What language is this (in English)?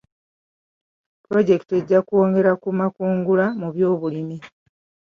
Ganda